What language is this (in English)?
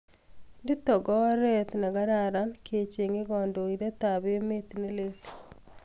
Kalenjin